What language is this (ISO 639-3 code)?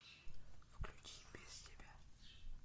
rus